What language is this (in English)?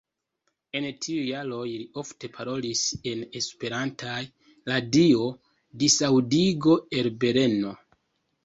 Esperanto